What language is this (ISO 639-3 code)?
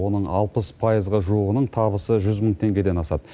kaz